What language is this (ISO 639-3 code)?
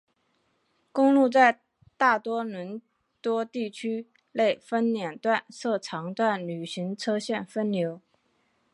zho